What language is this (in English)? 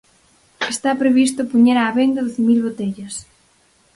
Galician